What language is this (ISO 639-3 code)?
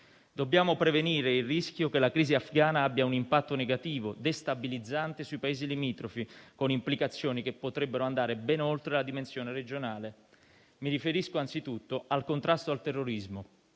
ita